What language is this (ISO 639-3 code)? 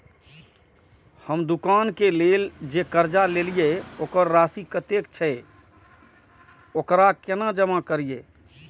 mai